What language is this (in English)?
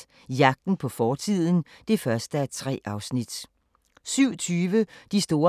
Danish